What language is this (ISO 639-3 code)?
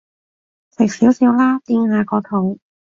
yue